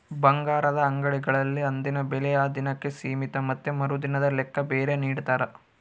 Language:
Kannada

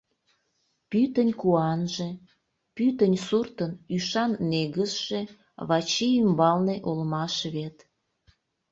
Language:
Mari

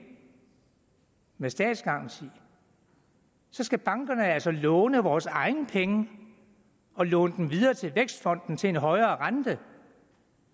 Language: Danish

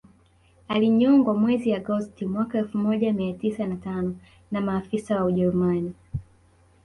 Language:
Swahili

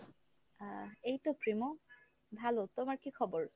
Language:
Bangla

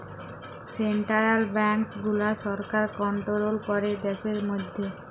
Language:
Bangla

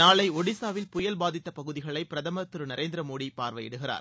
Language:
Tamil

